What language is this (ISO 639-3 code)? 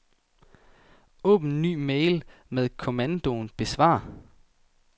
dan